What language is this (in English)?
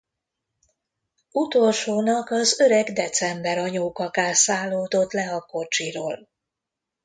Hungarian